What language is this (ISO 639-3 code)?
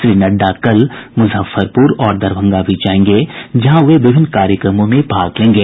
hin